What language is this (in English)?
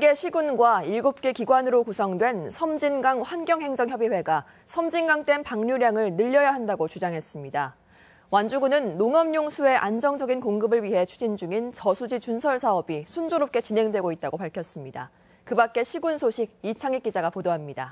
Korean